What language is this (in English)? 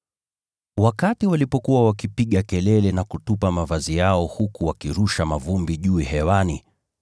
Swahili